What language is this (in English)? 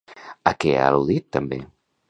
Catalan